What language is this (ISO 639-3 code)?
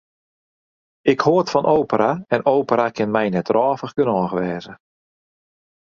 fry